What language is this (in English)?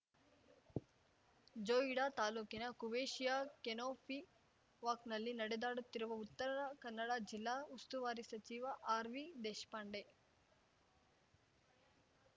Kannada